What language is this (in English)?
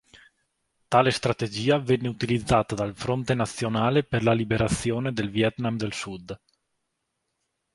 Italian